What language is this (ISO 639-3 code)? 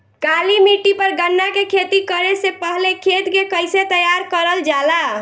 bho